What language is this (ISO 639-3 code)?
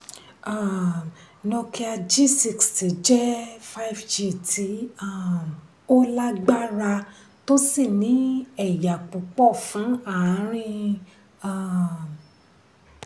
yor